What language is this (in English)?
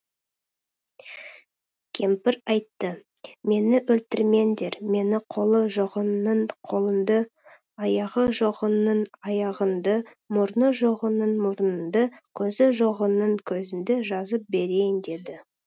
Kazakh